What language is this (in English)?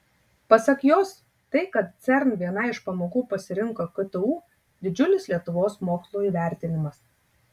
Lithuanian